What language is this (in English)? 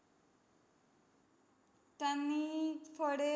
Marathi